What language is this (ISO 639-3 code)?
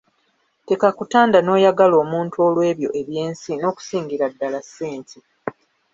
lug